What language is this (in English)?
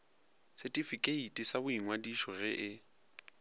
Northern Sotho